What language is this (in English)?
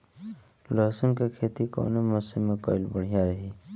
Bhojpuri